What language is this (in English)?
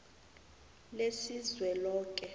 South Ndebele